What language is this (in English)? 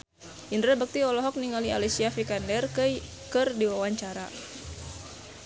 Sundanese